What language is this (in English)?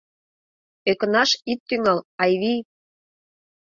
Mari